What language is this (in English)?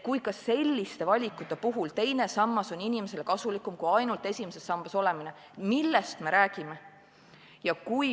Estonian